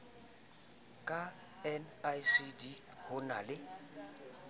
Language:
Southern Sotho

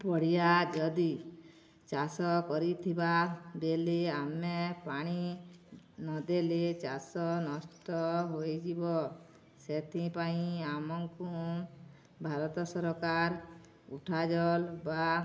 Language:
Odia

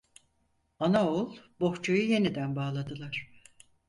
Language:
Turkish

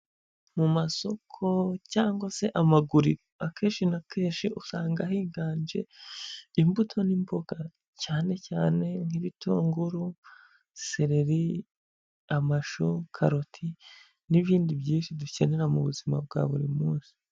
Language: Kinyarwanda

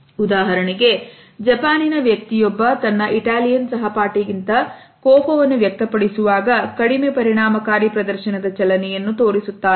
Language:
Kannada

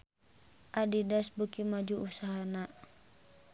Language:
Sundanese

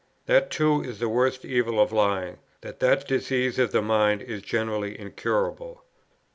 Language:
English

